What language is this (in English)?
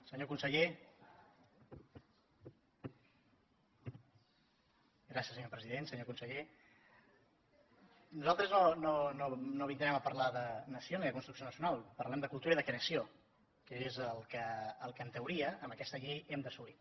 Catalan